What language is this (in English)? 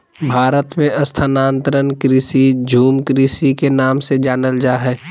Magahi